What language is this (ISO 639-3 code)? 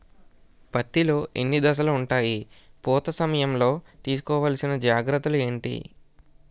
tel